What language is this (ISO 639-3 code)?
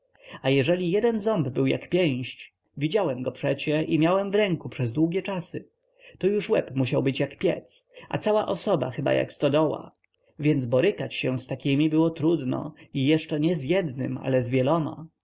pol